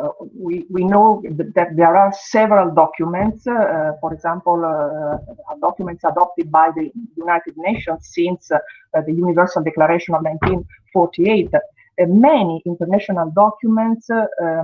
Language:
English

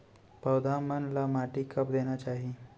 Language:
Chhattisgarhi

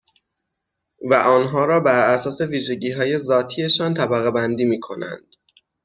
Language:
Persian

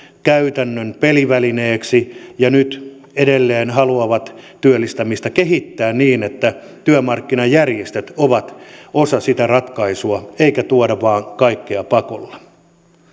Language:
Finnish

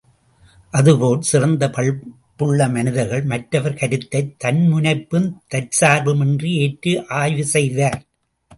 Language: Tamil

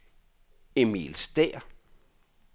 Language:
Danish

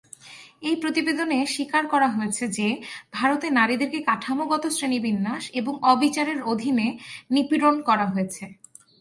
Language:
Bangla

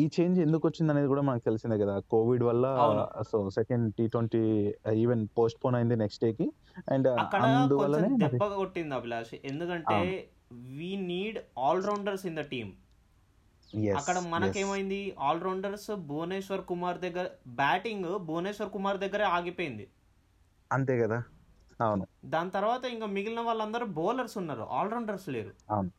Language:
Telugu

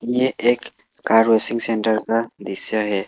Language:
Hindi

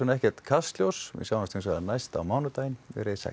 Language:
Icelandic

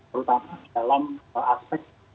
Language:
Indonesian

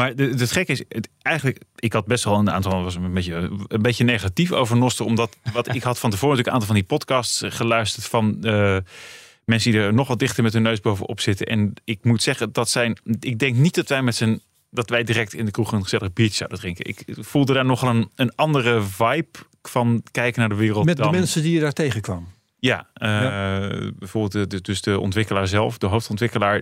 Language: Dutch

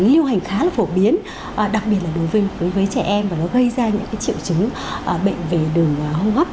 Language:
Vietnamese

